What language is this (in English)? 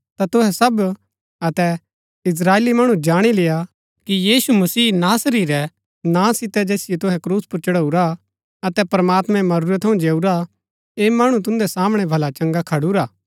Gaddi